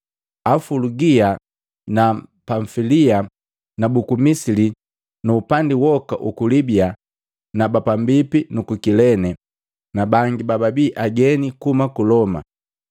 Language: Matengo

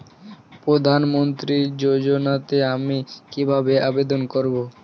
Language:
Bangla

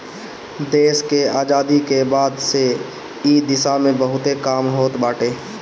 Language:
Bhojpuri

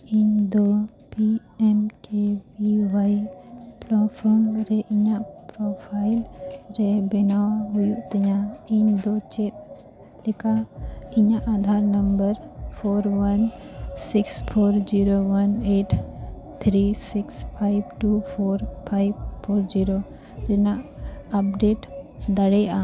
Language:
Santali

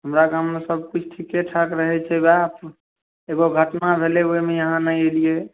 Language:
Maithili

